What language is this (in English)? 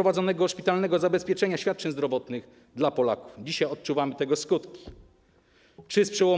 Polish